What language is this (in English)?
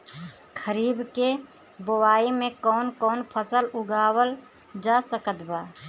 Bhojpuri